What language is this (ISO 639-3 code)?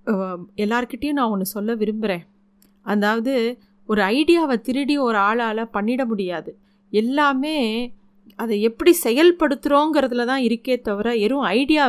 tam